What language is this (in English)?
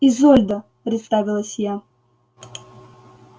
Russian